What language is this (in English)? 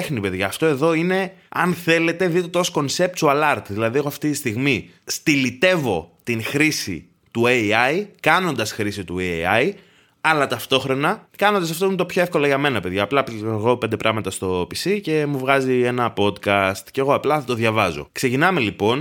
Greek